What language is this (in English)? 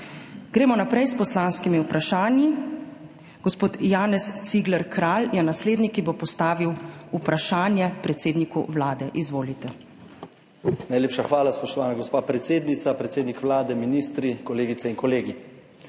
Slovenian